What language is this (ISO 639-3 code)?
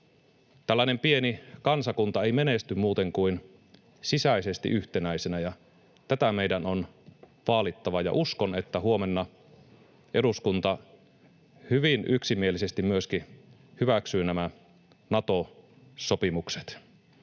fin